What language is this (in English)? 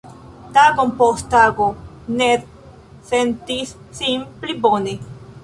Esperanto